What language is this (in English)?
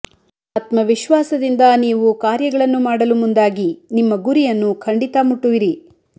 Kannada